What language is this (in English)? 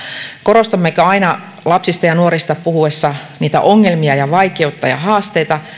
Finnish